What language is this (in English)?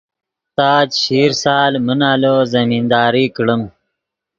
Yidgha